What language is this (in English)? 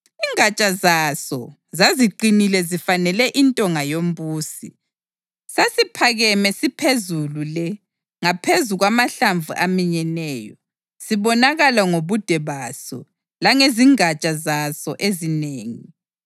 North Ndebele